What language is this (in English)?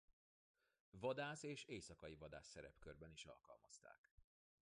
Hungarian